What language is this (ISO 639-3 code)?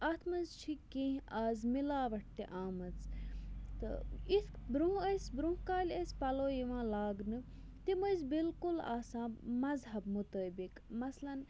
kas